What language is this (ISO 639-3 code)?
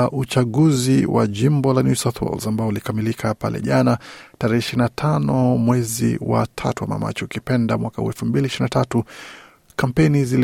swa